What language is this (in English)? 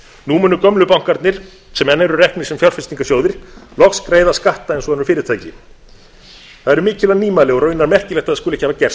Icelandic